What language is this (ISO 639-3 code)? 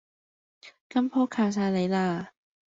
yue